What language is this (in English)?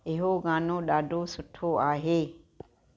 Sindhi